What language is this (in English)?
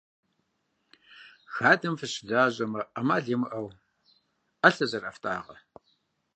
Kabardian